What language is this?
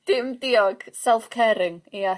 Welsh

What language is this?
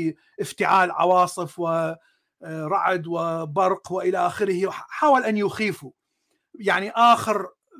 Arabic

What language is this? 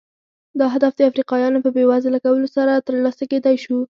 Pashto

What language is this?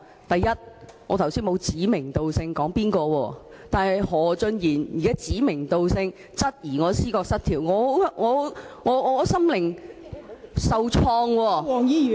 Cantonese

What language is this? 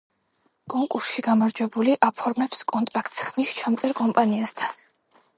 Georgian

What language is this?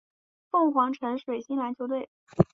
Chinese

